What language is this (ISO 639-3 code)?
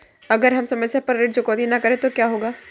hin